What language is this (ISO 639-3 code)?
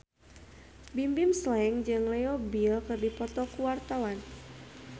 sun